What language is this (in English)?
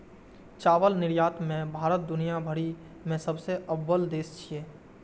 Maithili